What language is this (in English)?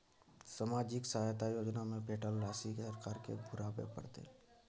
Maithili